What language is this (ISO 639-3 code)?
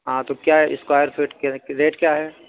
urd